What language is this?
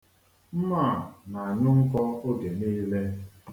Igbo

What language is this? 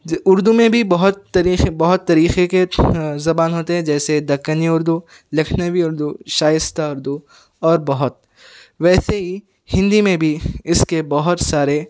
Urdu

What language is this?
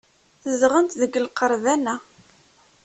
Kabyle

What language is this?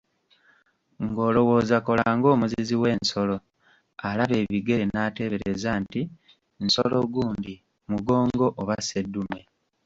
Ganda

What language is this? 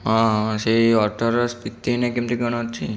Odia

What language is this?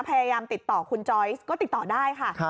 Thai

